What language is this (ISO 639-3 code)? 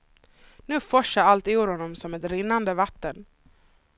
swe